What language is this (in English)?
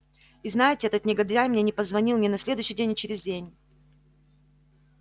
Russian